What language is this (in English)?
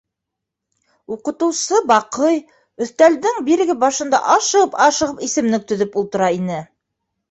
Bashkir